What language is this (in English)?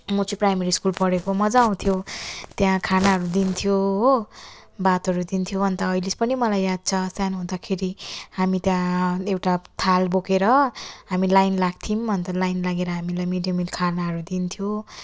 Nepali